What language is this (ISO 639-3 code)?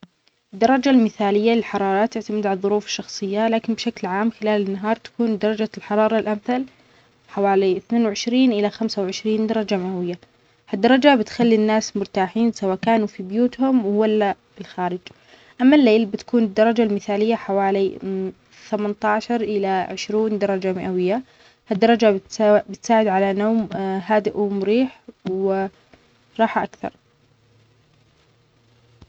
acx